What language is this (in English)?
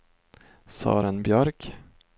Swedish